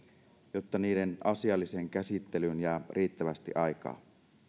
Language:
Finnish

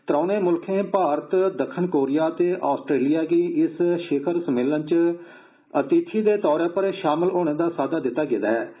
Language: Dogri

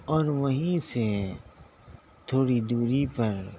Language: Urdu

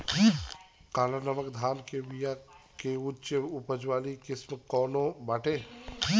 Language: Bhojpuri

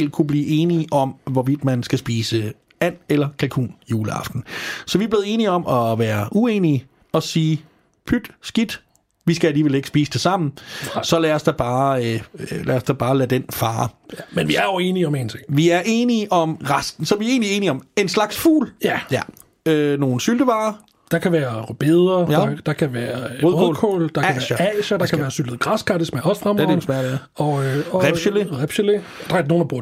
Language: Danish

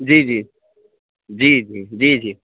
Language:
Urdu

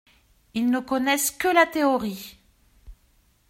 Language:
French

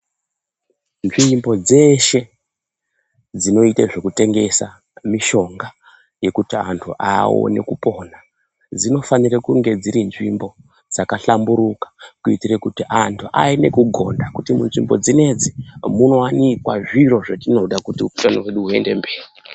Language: Ndau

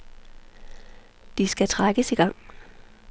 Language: Danish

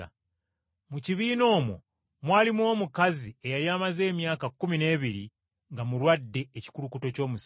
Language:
Ganda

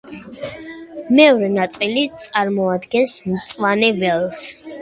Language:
Georgian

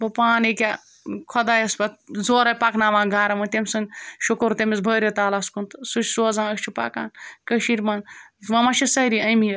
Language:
Kashmiri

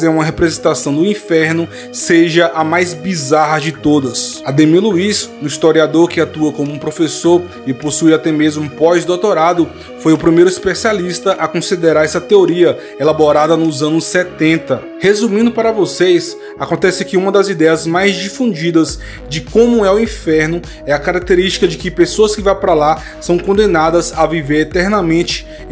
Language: Portuguese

